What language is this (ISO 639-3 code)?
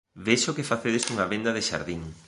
glg